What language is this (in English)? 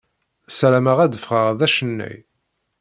Kabyle